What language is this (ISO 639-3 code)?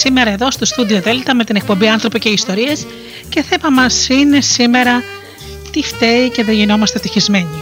ell